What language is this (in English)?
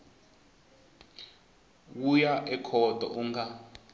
Tsonga